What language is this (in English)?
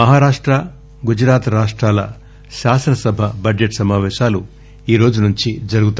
Telugu